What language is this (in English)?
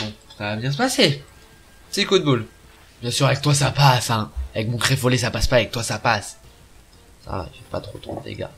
French